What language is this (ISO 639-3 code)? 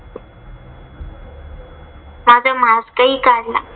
mar